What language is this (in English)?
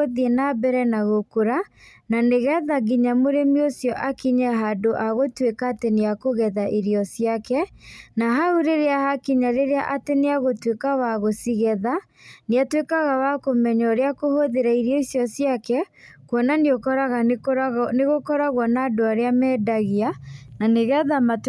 Kikuyu